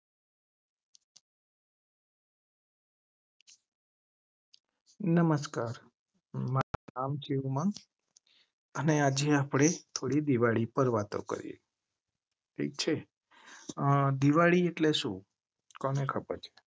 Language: Gujarati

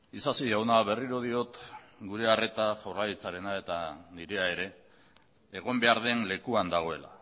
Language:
Basque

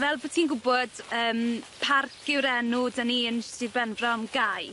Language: Welsh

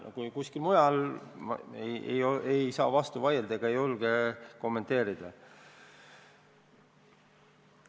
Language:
Estonian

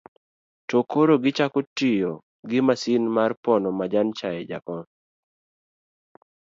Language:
Luo (Kenya and Tanzania)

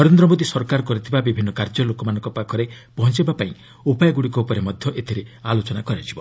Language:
Odia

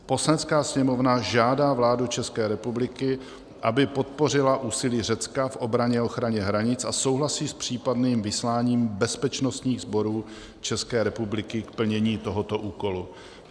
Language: Czech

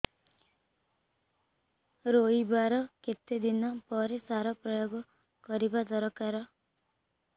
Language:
Odia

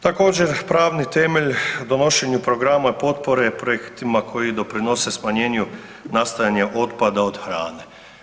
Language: Croatian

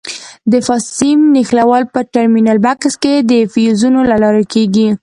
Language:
Pashto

